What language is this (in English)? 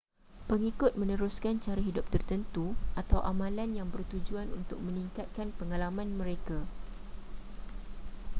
Malay